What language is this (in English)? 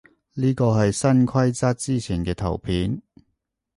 Cantonese